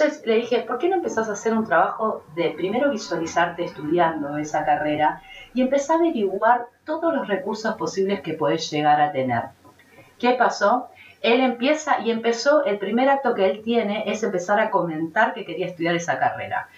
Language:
Spanish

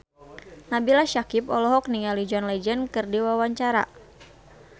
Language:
Sundanese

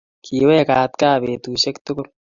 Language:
Kalenjin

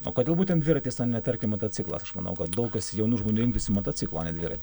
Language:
Lithuanian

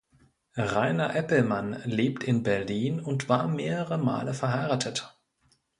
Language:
German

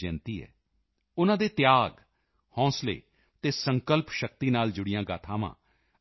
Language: Punjabi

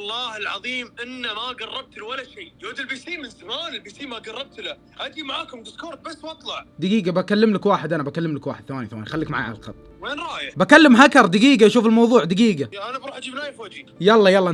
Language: Arabic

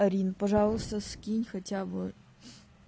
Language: Russian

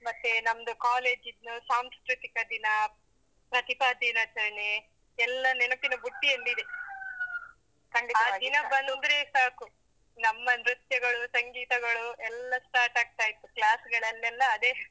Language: Kannada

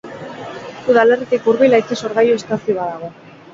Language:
Basque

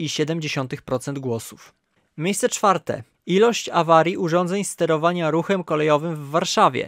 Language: Polish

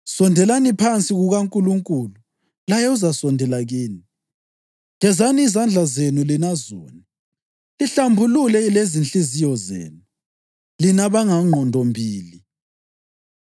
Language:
North Ndebele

